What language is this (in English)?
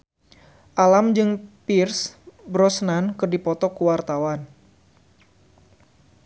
Sundanese